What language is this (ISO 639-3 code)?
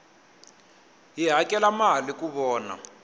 tso